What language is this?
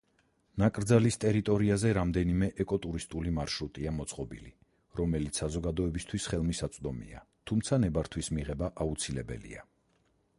Georgian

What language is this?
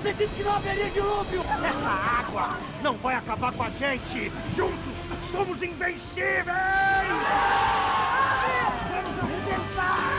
Portuguese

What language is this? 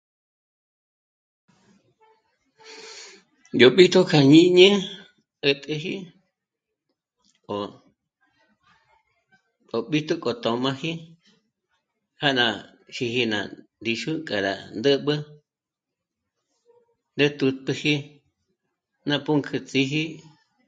Michoacán Mazahua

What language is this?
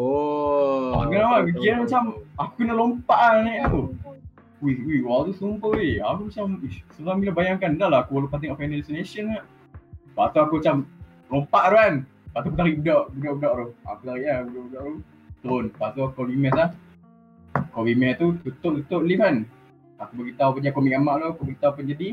Malay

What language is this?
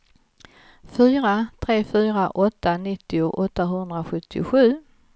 Swedish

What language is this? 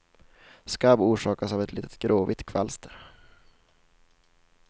Swedish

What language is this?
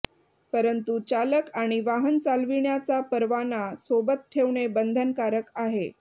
Marathi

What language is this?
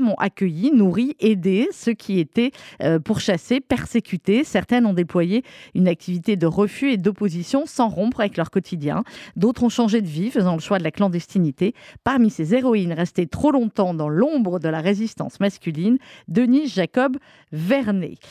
French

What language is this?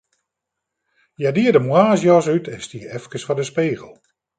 Western Frisian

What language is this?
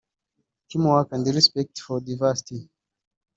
Kinyarwanda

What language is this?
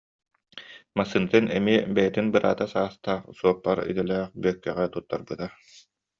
Yakut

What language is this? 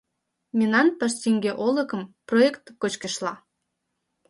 Mari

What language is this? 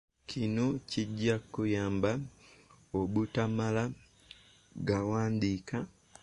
Ganda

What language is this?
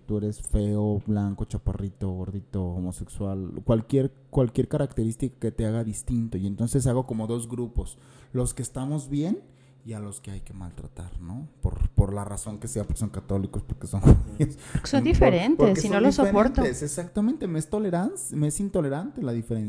Spanish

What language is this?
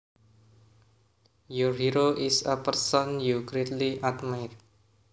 Javanese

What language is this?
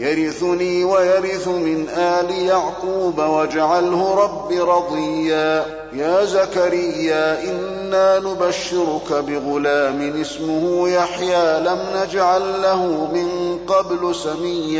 Arabic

